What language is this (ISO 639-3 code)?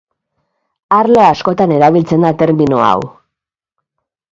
eus